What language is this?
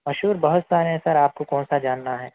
Urdu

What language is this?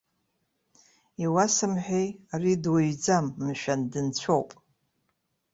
Abkhazian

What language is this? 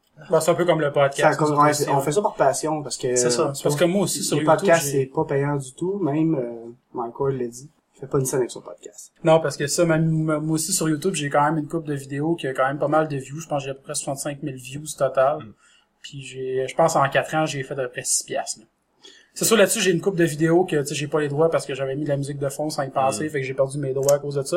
French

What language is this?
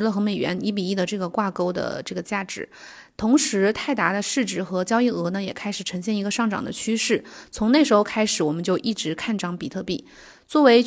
Chinese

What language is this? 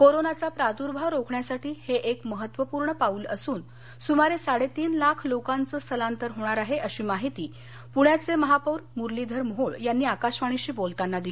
Marathi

